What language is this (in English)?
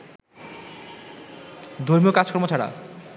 Bangla